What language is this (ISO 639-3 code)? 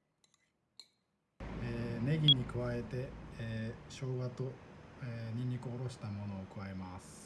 jpn